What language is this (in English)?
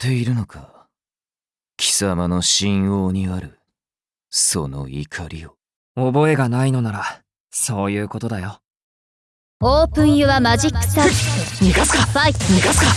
Japanese